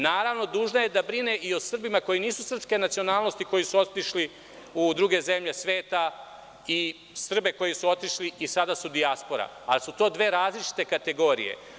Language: Serbian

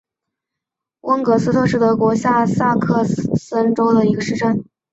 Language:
Chinese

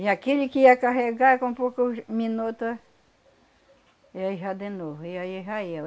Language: Portuguese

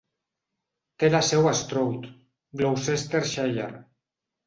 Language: Catalan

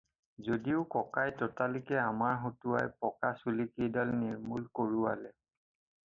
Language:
Assamese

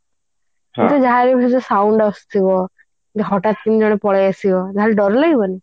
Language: Odia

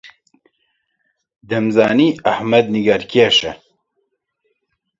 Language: Central Kurdish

